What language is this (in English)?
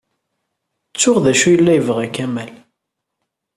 Kabyle